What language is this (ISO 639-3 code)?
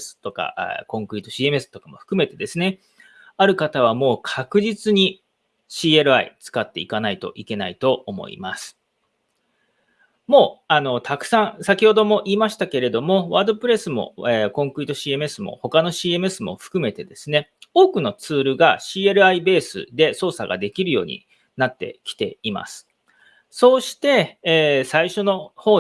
jpn